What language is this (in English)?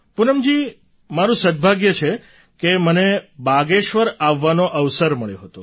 Gujarati